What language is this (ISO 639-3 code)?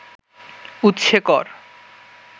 ben